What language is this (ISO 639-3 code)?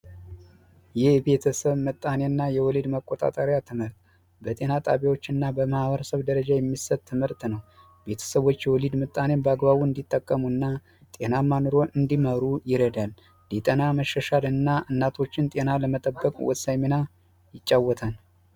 amh